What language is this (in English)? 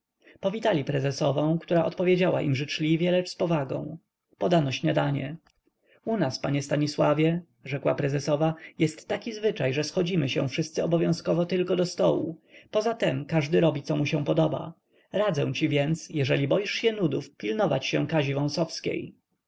Polish